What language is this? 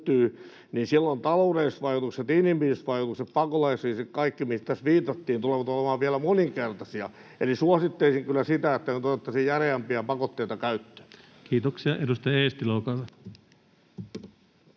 Finnish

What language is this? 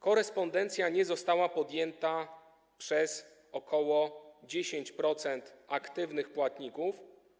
Polish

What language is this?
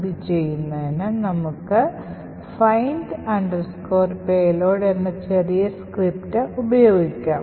Malayalam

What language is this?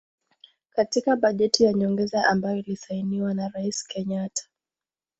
Swahili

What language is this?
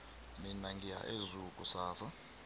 South Ndebele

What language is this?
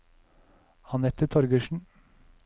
Norwegian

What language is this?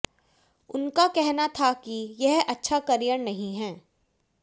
Hindi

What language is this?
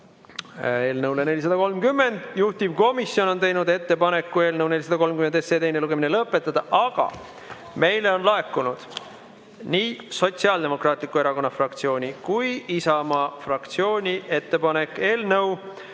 Estonian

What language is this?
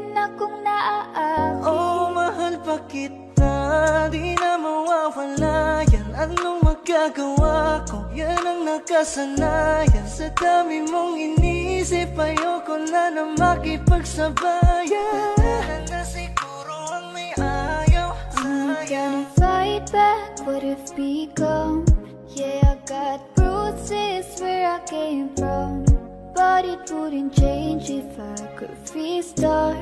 Indonesian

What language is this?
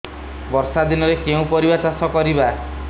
Odia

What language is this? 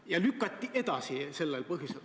Estonian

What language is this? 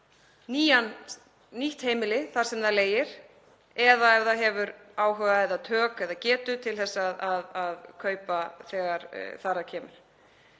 Icelandic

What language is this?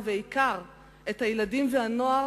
Hebrew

